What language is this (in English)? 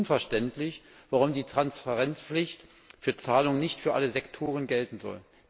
German